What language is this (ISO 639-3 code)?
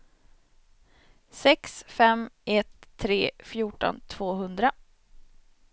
swe